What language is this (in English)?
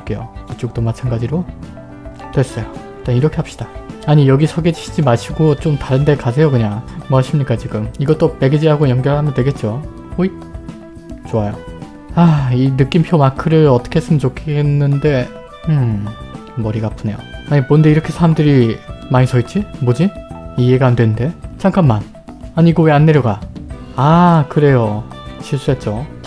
Korean